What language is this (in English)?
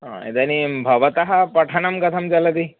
Sanskrit